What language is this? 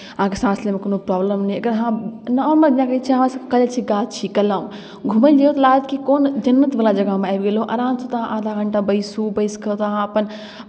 Maithili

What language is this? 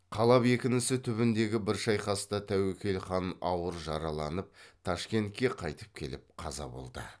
Kazakh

